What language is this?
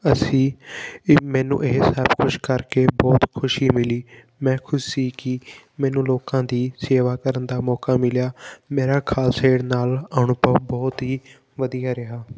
Punjabi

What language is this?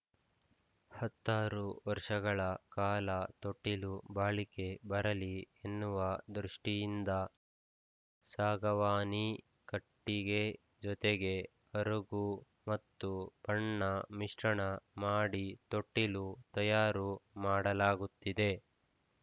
Kannada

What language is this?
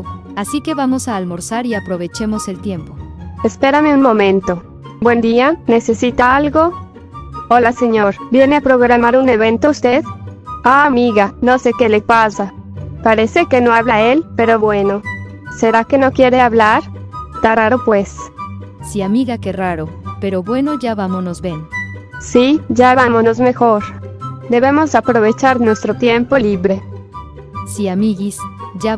Spanish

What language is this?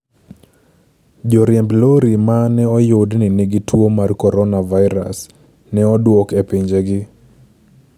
Luo (Kenya and Tanzania)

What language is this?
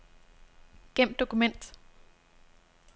Danish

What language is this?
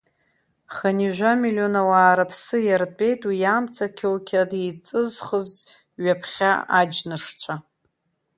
Abkhazian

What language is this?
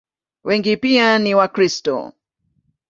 Swahili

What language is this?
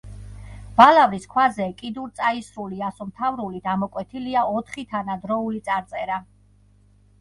Georgian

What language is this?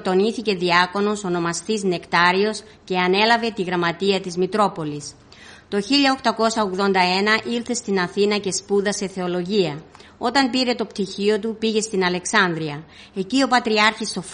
Greek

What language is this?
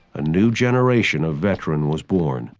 English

